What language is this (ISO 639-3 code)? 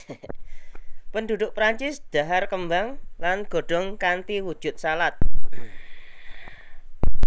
jav